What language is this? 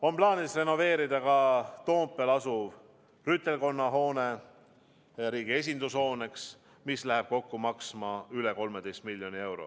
Estonian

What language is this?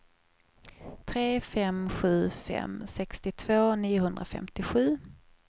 Swedish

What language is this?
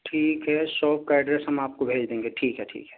Urdu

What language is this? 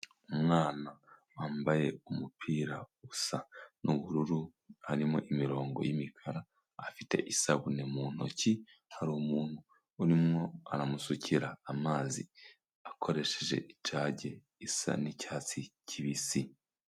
Kinyarwanda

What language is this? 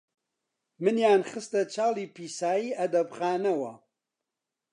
Central Kurdish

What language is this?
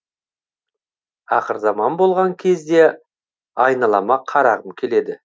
Kazakh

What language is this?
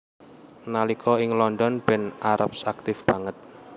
Javanese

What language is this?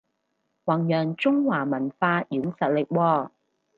Cantonese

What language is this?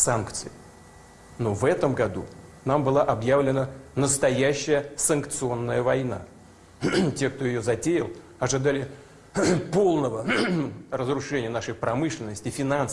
Russian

